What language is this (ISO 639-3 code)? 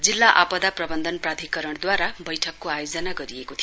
nep